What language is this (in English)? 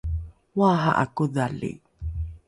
Rukai